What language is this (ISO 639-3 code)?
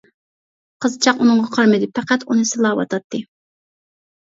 uig